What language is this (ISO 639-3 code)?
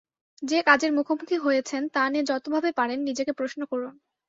ben